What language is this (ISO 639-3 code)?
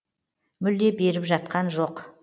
kaz